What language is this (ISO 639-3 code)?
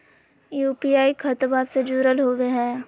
mag